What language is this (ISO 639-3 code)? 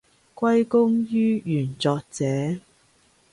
yue